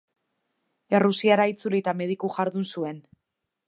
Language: Basque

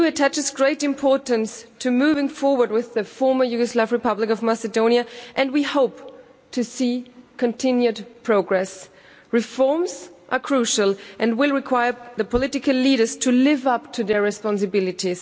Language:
English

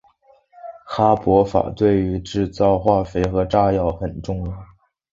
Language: Chinese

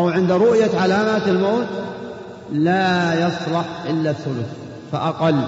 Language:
Arabic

